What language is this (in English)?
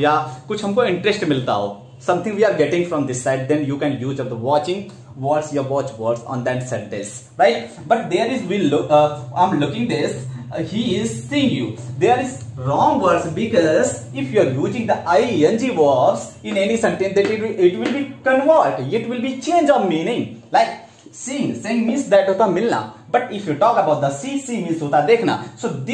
Hindi